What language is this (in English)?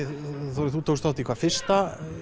Icelandic